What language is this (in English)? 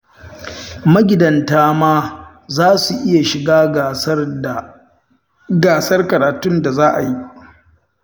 Hausa